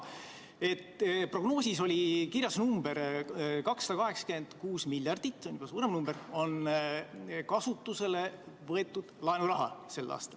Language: Estonian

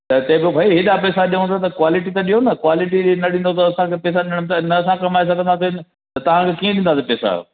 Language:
Sindhi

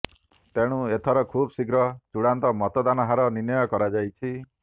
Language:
Odia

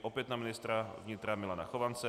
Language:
Czech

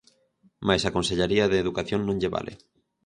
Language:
Galician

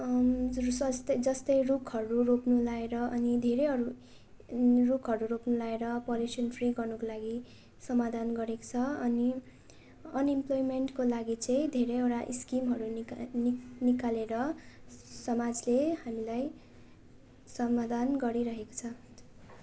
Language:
Nepali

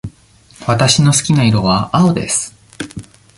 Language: Japanese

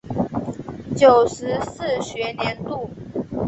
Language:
Chinese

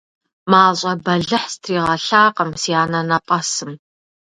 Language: Kabardian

